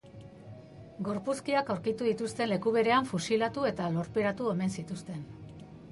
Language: Basque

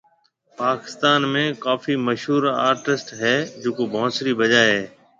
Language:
Marwari (Pakistan)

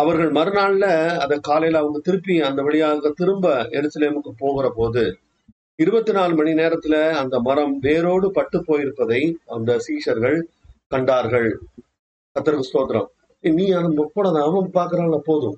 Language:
Tamil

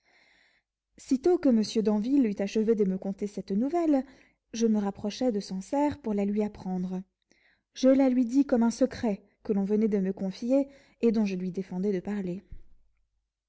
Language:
French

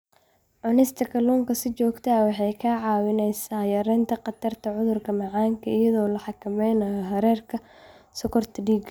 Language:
Somali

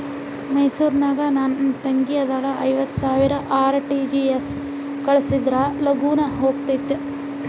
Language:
Kannada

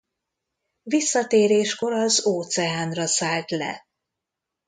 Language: Hungarian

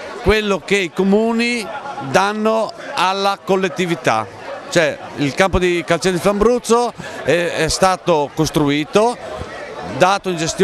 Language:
Italian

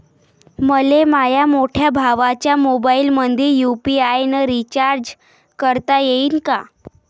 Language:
Marathi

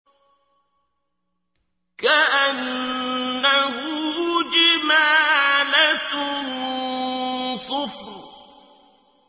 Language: Arabic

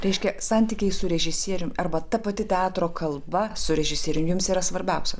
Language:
Lithuanian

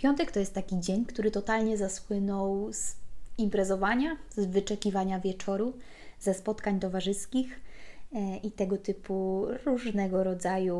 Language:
Polish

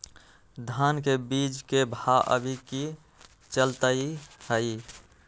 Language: Magahi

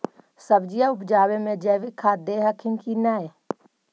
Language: Magahi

